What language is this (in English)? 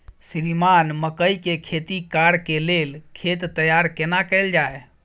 Maithili